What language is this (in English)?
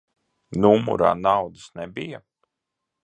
Latvian